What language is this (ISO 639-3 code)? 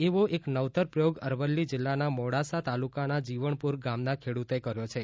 guj